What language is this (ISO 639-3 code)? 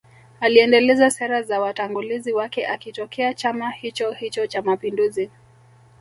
swa